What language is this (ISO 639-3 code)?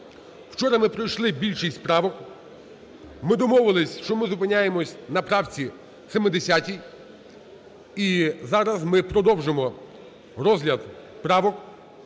ukr